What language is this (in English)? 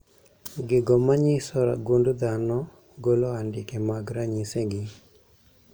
Luo (Kenya and Tanzania)